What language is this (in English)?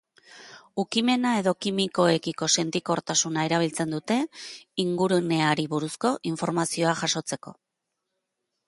Basque